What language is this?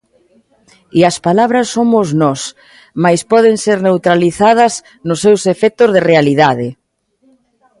Galician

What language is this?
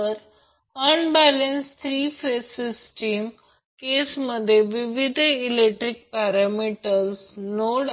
Marathi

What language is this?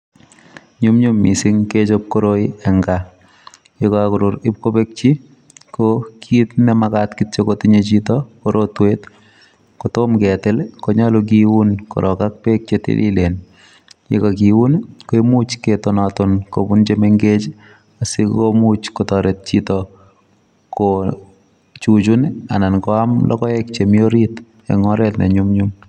Kalenjin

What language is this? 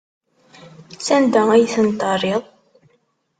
Kabyle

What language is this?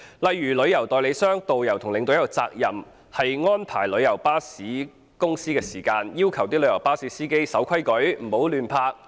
Cantonese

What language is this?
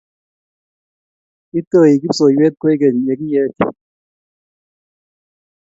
Kalenjin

